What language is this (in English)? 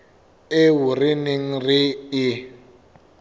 Southern Sotho